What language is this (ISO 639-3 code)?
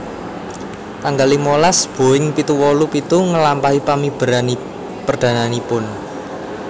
jav